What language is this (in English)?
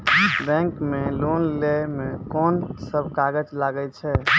Maithili